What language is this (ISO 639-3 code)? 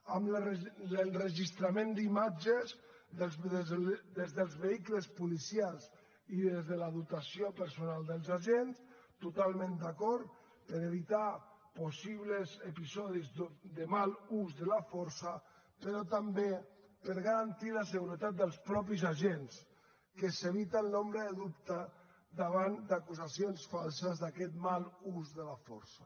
cat